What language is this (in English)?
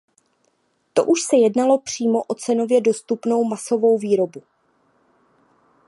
Czech